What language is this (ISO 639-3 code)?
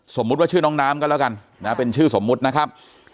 tha